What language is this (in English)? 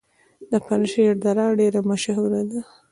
Pashto